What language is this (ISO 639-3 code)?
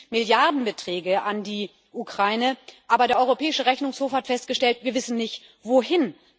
deu